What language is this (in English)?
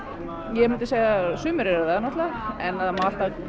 Icelandic